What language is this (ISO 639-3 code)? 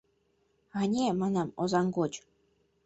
chm